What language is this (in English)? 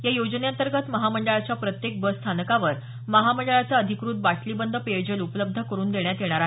Marathi